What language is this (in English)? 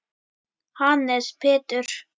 Icelandic